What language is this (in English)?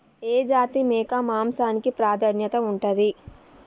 Telugu